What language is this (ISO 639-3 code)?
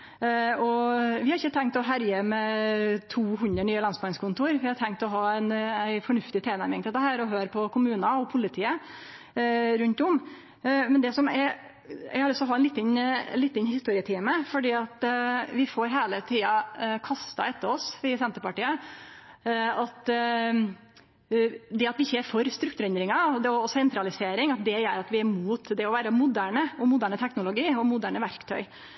nno